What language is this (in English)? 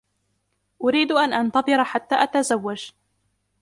Arabic